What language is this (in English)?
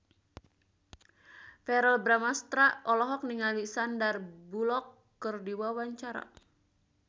Sundanese